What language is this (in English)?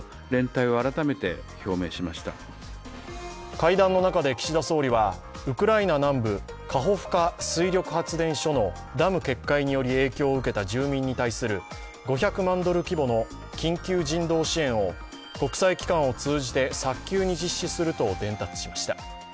Japanese